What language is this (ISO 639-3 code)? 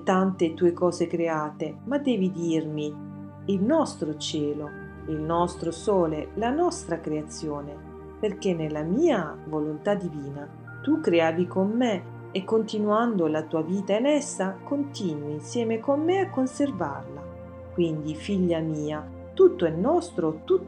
ita